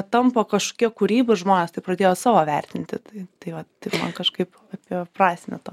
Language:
Lithuanian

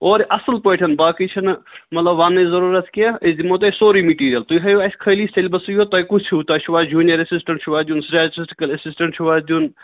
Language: Kashmiri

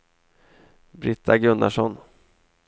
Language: Swedish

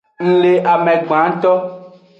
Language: Aja (Benin)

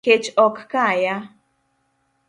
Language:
Luo (Kenya and Tanzania)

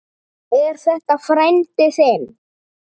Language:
Icelandic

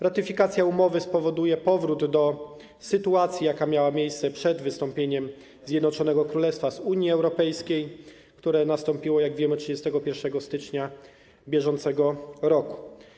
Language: Polish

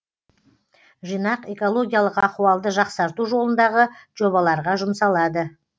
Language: Kazakh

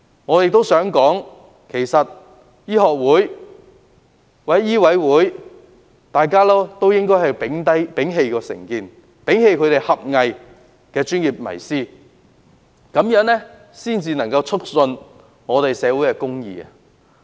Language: Cantonese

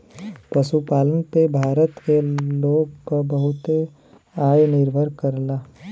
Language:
Bhojpuri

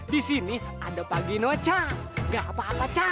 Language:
Indonesian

